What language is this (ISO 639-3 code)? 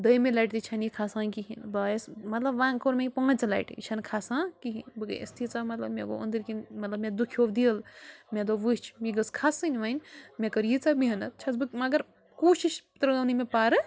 kas